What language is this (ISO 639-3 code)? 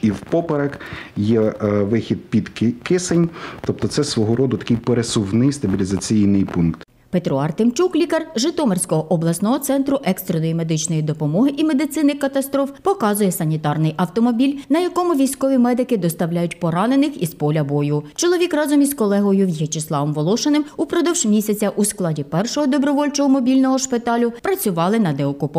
ukr